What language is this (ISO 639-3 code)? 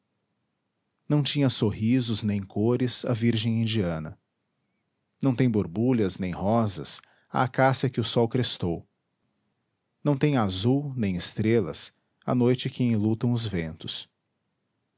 por